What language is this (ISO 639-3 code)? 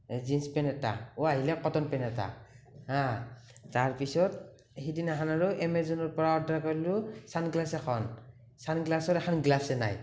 asm